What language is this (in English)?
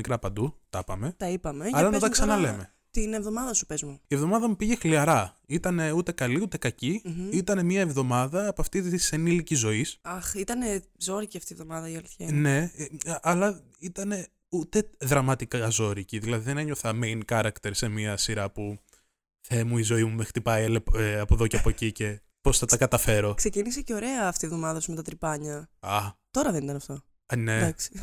Greek